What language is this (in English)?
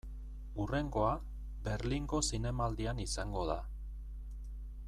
Basque